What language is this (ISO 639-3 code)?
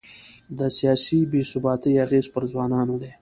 pus